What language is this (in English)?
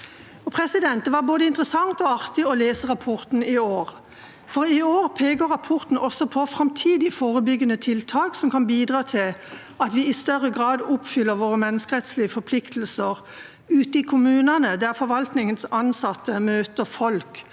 Norwegian